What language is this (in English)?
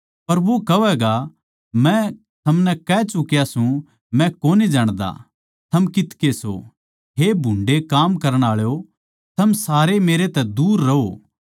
Haryanvi